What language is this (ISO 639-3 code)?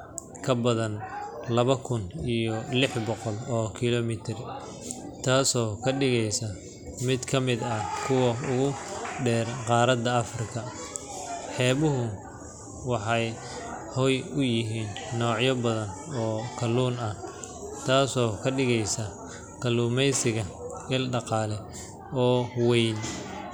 som